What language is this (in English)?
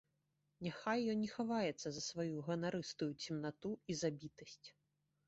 Belarusian